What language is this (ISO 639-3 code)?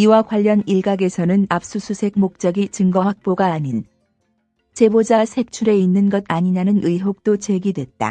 kor